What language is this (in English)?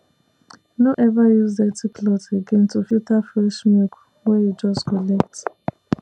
Nigerian Pidgin